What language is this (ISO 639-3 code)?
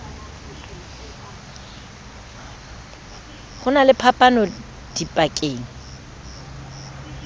sot